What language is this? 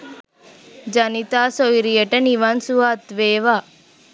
Sinhala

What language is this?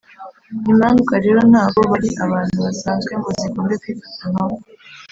Kinyarwanda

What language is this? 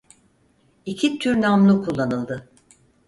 Turkish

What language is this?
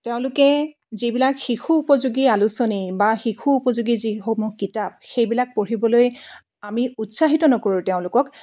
Assamese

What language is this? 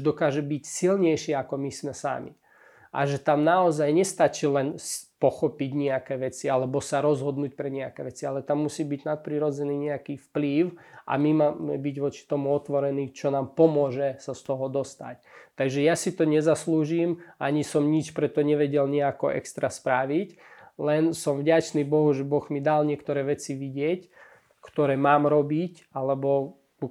Slovak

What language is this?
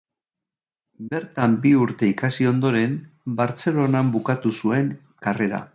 Basque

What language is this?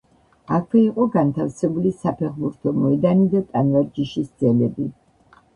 Georgian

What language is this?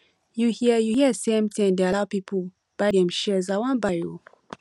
Nigerian Pidgin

